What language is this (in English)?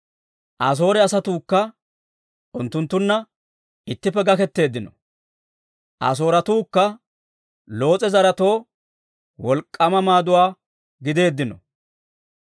Dawro